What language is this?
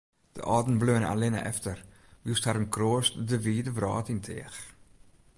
Western Frisian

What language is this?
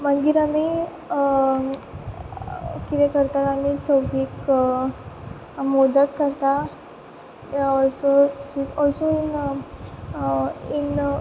Konkani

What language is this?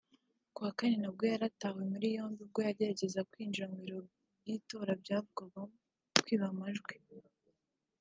Kinyarwanda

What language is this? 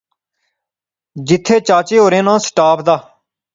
Pahari-Potwari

